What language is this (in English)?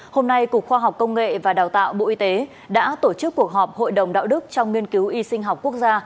Vietnamese